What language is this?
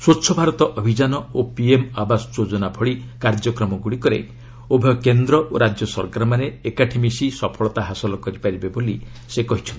Odia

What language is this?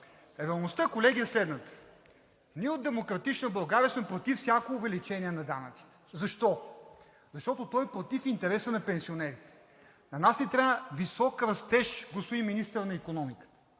Bulgarian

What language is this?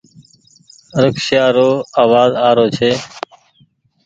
Goaria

